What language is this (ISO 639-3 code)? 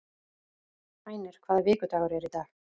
isl